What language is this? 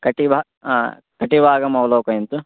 Sanskrit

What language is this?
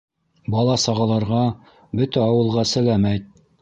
Bashkir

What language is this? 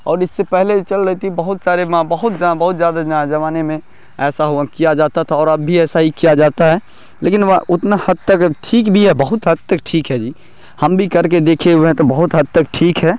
Urdu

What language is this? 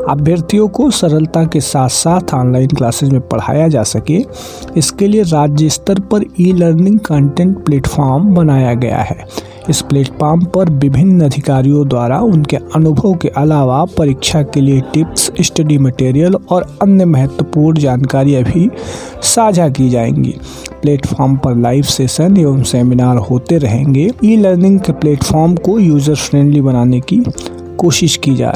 Hindi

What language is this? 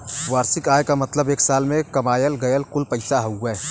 Bhojpuri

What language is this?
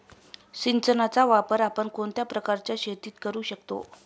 Marathi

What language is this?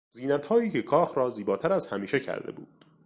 Persian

